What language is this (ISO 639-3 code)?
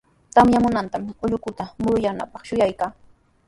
qws